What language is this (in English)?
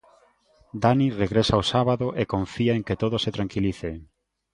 Galician